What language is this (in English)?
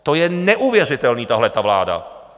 Czech